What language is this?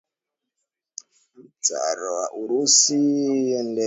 Swahili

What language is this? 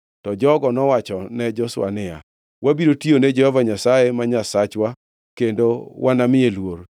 Luo (Kenya and Tanzania)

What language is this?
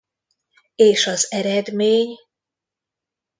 Hungarian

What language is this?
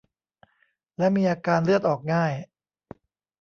Thai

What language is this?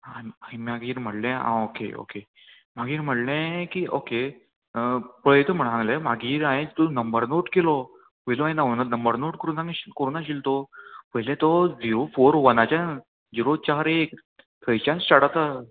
Konkani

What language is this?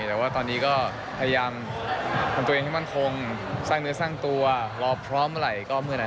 Thai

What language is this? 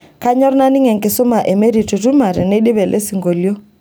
Masai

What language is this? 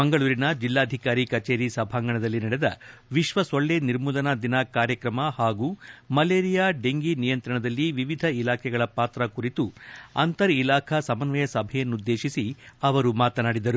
Kannada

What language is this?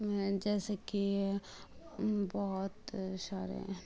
Urdu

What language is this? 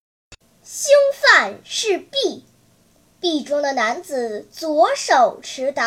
Chinese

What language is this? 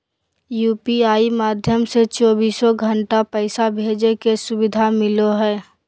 Magahi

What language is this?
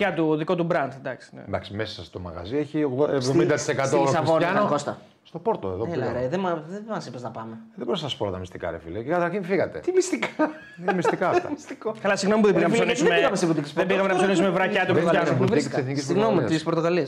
Greek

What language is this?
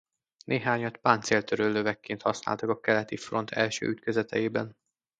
Hungarian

